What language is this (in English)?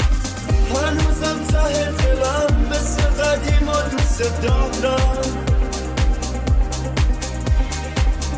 Persian